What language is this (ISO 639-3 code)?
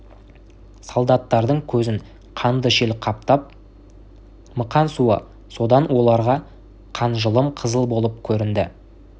kaz